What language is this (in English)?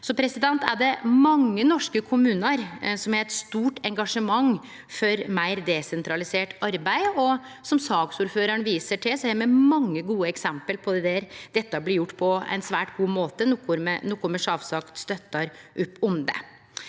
Norwegian